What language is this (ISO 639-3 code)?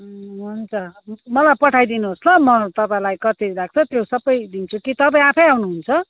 nep